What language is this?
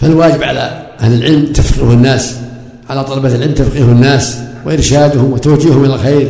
Arabic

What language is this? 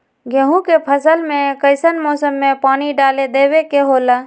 Magahi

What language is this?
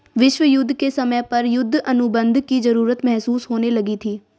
Hindi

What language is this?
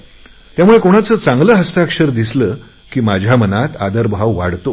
Marathi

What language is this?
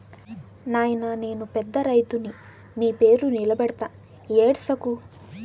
Telugu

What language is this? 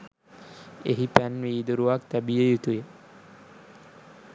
Sinhala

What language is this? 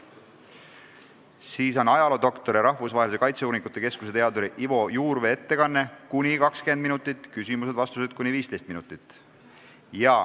Estonian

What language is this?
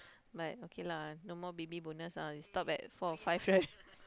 English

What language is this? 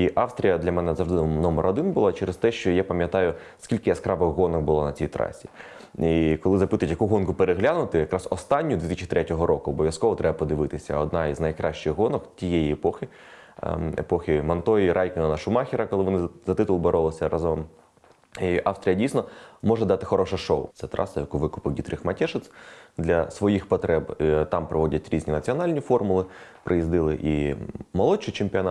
Ukrainian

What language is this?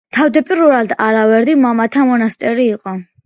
Georgian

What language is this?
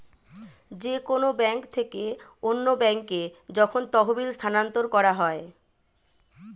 Bangla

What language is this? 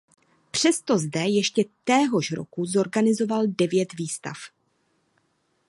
Czech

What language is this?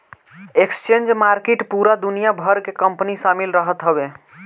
Bhojpuri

